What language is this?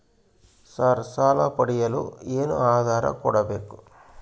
Kannada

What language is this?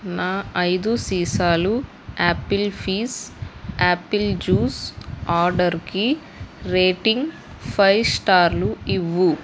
Telugu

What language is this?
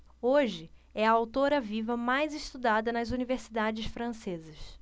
Portuguese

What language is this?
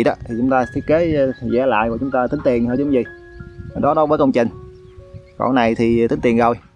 Vietnamese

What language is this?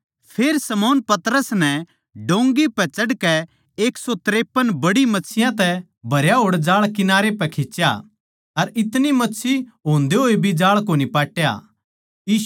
Haryanvi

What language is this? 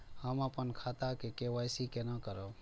Maithili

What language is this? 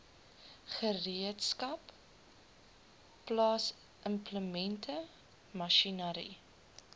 Afrikaans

